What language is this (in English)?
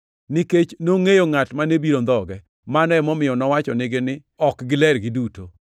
Luo (Kenya and Tanzania)